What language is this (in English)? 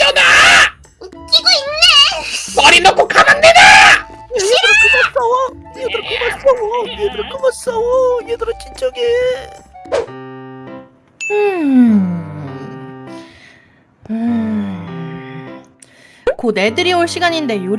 Korean